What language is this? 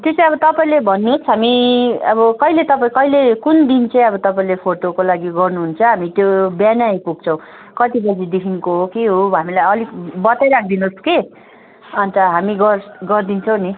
Nepali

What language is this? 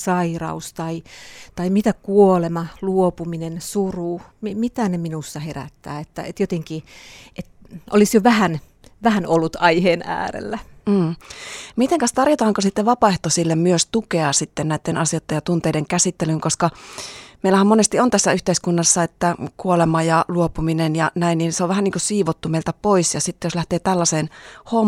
Finnish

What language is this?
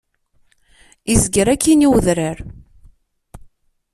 Kabyle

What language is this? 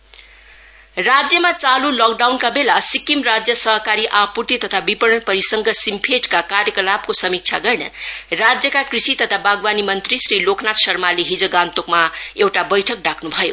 Nepali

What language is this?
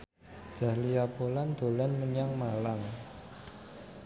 Javanese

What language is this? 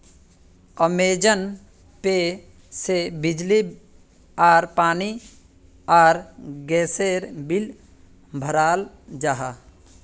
Magahi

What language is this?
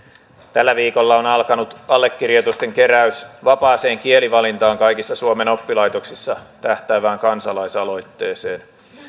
Finnish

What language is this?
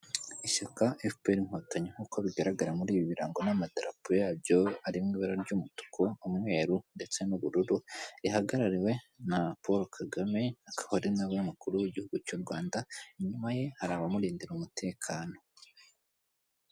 Kinyarwanda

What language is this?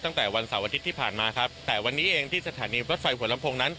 Thai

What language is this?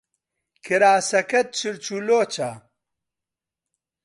Central Kurdish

